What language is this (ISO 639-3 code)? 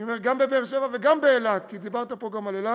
heb